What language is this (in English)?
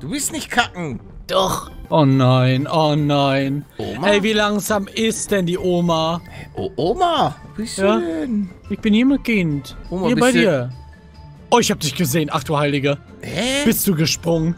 German